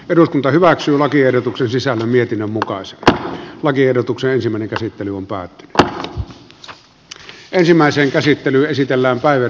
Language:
Finnish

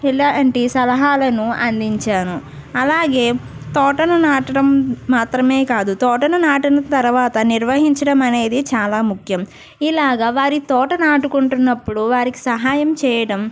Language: Telugu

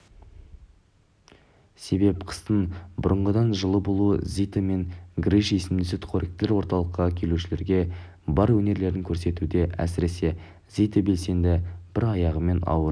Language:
Kazakh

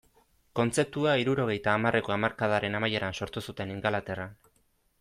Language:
Basque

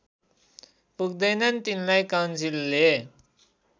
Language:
Nepali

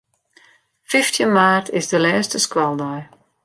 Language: Western Frisian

